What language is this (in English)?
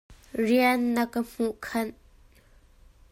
Hakha Chin